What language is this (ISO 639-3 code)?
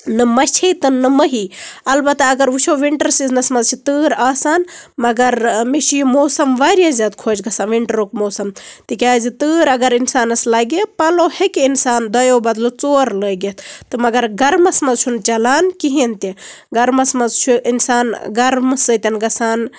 kas